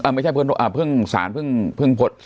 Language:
Thai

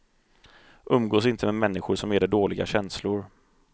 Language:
Swedish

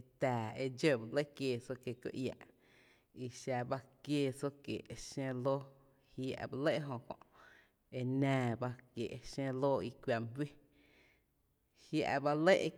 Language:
Tepinapa Chinantec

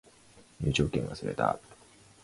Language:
Japanese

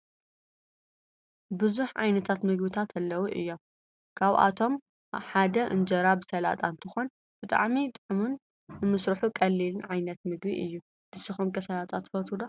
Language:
Tigrinya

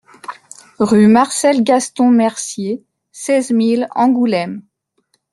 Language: French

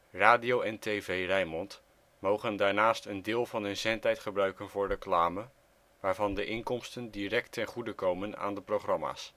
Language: Dutch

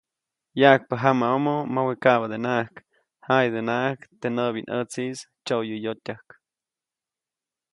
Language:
Copainalá Zoque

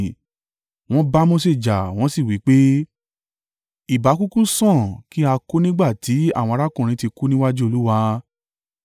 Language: Yoruba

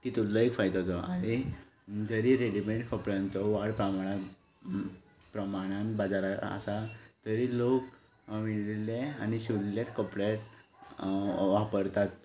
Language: Konkani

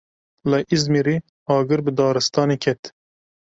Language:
Kurdish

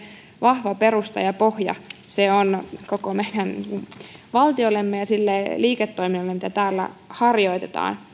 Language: Finnish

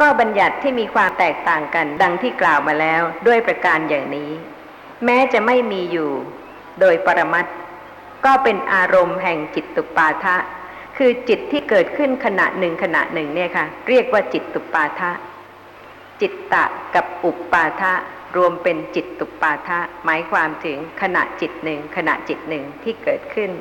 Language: Thai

